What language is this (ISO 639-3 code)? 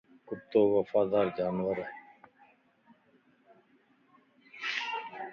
lss